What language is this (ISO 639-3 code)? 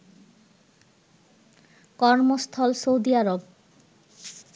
ben